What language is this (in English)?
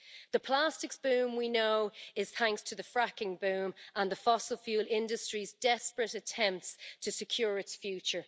English